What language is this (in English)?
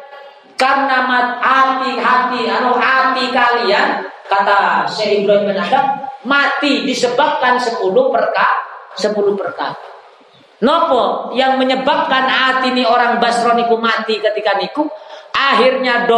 Indonesian